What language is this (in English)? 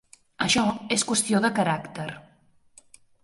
Catalan